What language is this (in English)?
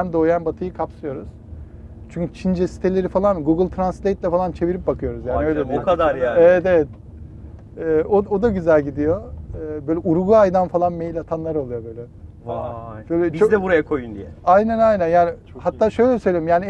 Turkish